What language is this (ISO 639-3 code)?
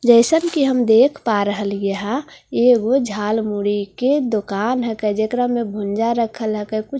hin